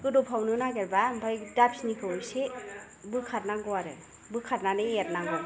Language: Bodo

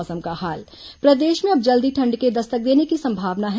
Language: Hindi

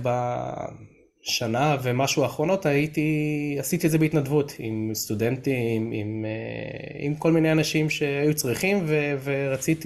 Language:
Hebrew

